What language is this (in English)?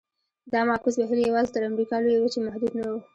Pashto